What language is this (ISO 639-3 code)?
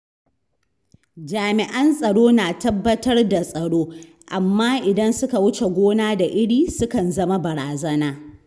hau